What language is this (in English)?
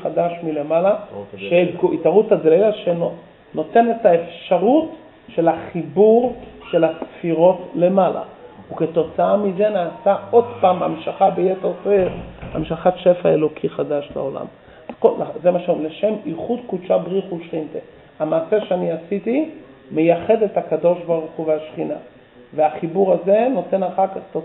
Hebrew